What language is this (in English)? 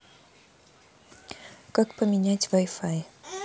Russian